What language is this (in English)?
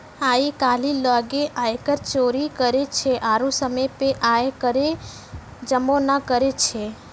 Maithili